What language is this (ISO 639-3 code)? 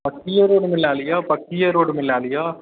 mai